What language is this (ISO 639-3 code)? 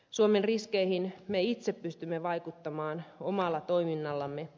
fin